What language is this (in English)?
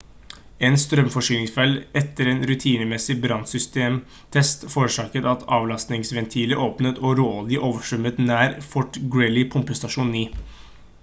Norwegian Bokmål